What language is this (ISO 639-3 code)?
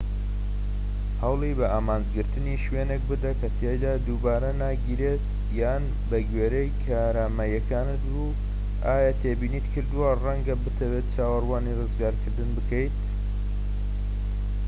ckb